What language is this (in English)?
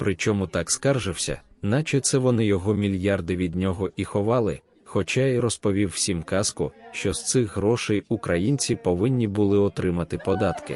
Ukrainian